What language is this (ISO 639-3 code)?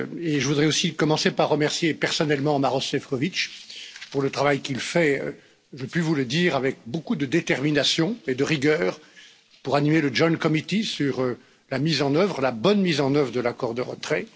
fra